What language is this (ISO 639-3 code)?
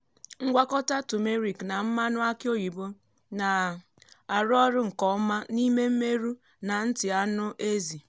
ibo